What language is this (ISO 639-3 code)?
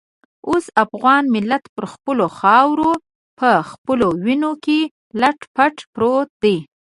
pus